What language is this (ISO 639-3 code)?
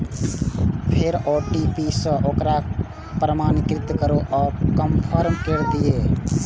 mai